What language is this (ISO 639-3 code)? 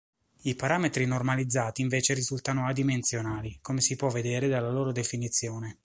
ita